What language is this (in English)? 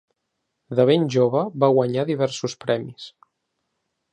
Catalan